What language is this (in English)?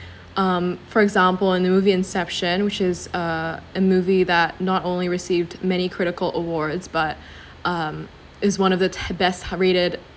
English